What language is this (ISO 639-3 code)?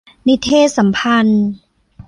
tha